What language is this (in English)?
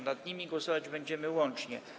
Polish